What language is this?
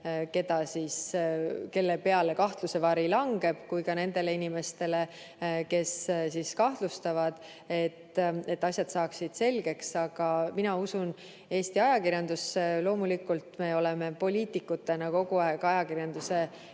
Estonian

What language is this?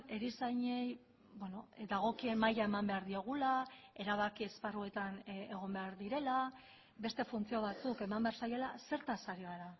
Basque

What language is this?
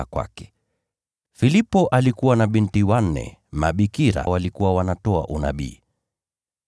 Swahili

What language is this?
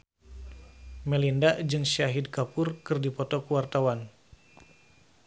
Sundanese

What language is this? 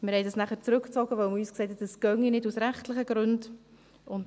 Swiss German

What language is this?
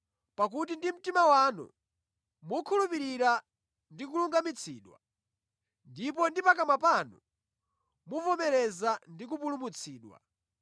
Nyanja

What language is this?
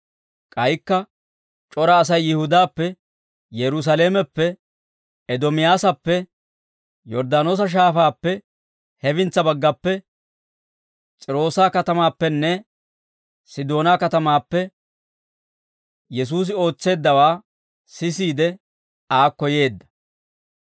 Dawro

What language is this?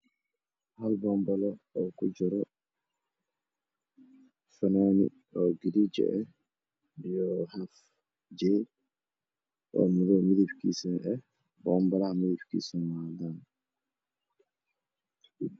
Somali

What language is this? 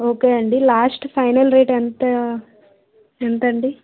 Telugu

